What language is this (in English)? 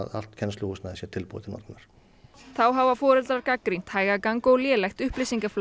Icelandic